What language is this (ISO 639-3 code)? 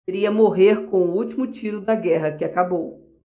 por